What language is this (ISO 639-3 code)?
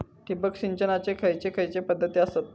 mar